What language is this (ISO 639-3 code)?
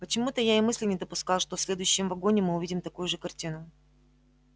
rus